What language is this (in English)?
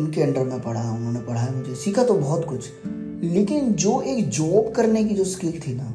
Hindi